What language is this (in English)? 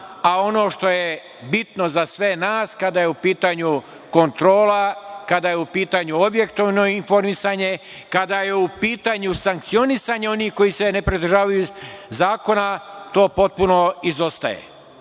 Serbian